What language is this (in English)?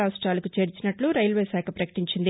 Telugu